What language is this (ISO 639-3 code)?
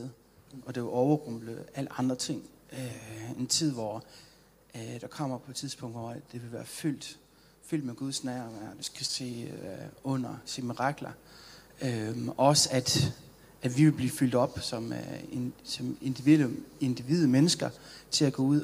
dan